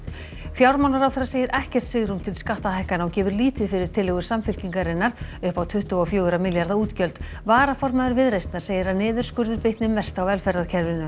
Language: Icelandic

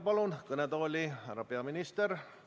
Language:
Estonian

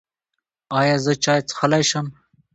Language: Pashto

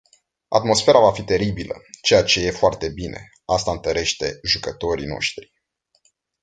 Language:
Romanian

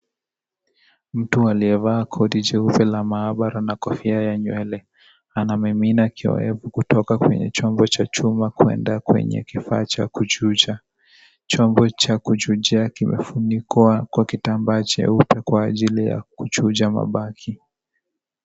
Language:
Swahili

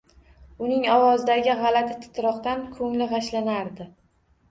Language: Uzbek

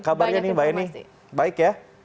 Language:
Indonesian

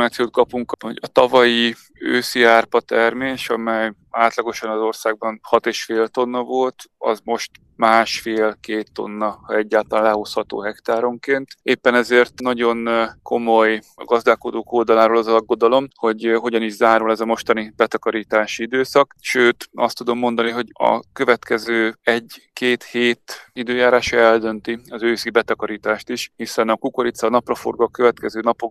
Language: Hungarian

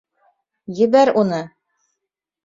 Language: Bashkir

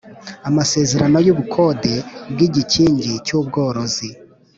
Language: Kinyarwanda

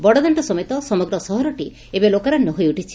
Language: Odia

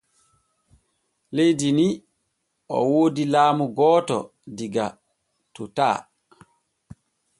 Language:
Borgu Fulfulde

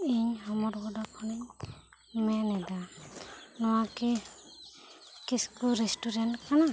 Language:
Santali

